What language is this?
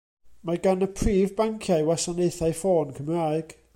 Welsh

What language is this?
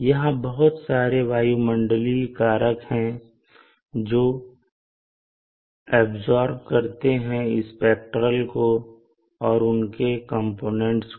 Hindi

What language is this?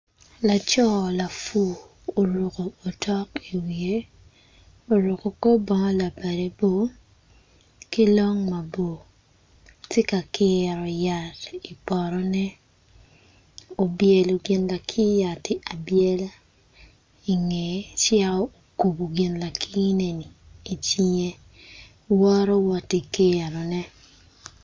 Acoli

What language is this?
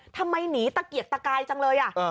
Thai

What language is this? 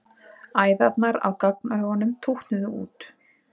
Icelandic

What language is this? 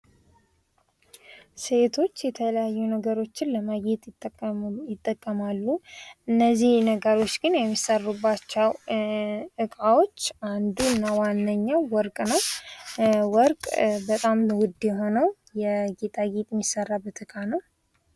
Amharic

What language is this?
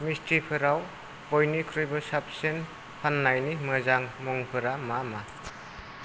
Bodo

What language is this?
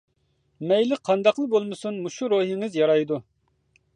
Uyghur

